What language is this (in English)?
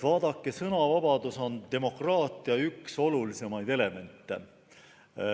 Estonian